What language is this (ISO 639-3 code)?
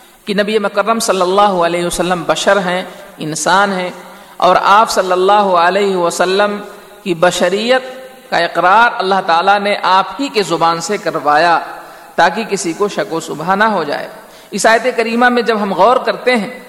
urd